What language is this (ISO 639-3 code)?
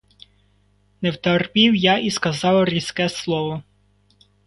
ukr